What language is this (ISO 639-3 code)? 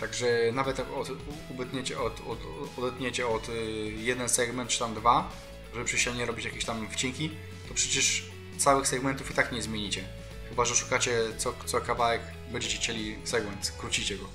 pol